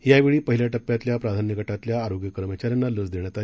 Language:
Marathi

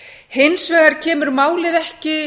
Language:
Icelandic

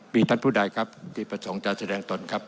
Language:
Thai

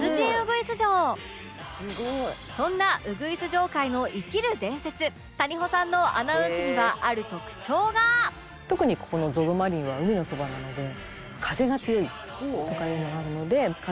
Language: Japanese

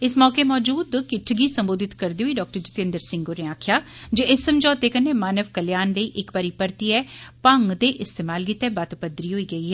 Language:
Dogri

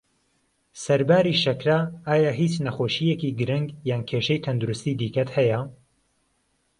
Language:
Central Kurdish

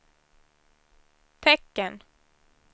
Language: Swedish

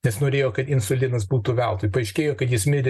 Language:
Lithuanian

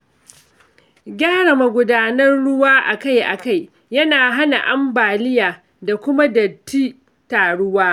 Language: Hausa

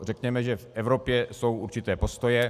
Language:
Czech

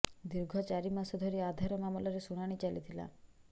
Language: Odia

